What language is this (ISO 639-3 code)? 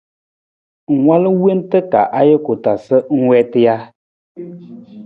nmz